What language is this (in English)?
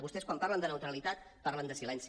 Catalan